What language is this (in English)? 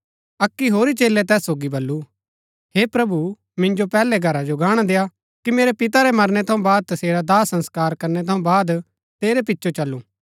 Gaddi